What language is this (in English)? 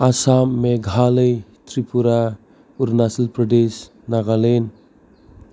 Bodo